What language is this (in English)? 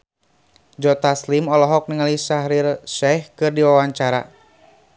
Sundanese